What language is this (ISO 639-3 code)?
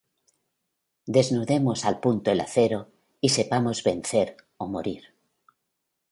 spa